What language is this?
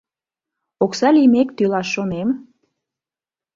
Mari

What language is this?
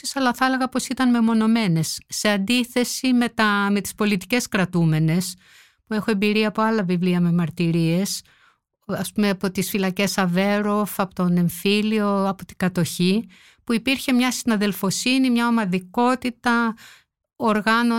Greek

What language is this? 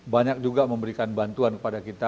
Indonesian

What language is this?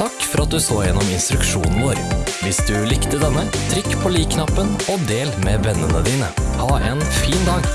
Norwegian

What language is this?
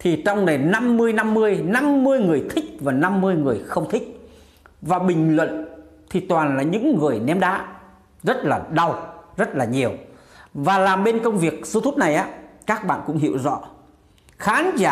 Vietnamese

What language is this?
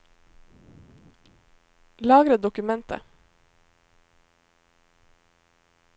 Norwegian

